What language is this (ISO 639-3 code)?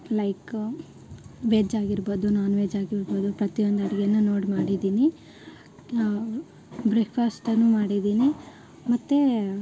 kan